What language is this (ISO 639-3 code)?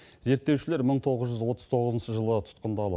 kaz